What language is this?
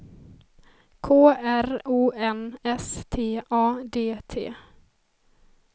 Swedish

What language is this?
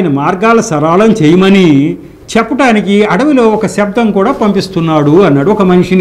Hindi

